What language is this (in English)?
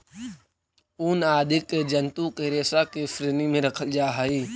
Magahi